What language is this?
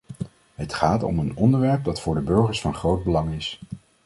Dutch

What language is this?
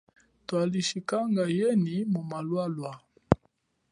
Chokwe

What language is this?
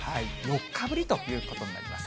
Japanese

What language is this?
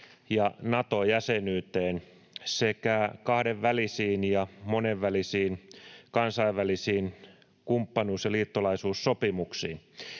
Finnish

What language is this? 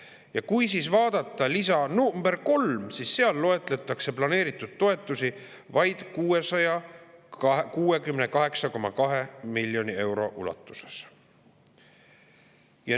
Estonian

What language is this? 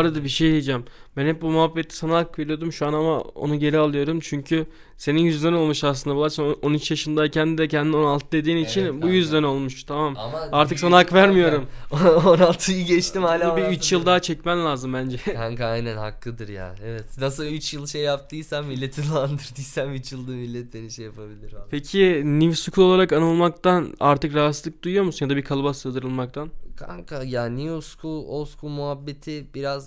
Turkish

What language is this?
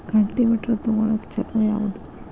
Kannada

